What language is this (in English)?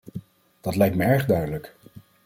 Dutch